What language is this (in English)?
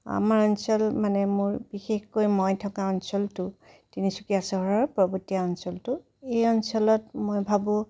Assamese